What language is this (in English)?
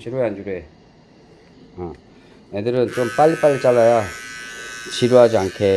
Korean